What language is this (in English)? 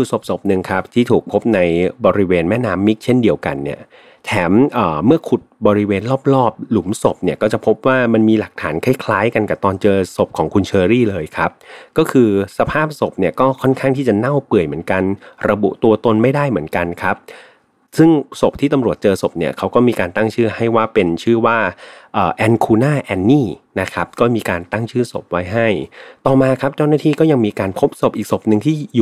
Thai